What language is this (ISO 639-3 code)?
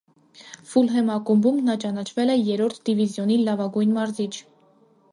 hye